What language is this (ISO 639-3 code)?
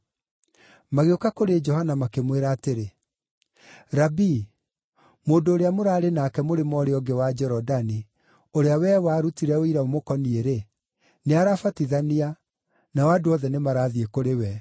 kik